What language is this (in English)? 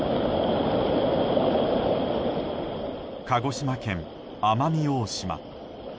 Japanese